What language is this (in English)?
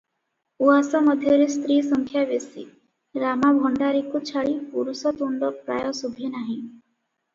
Odia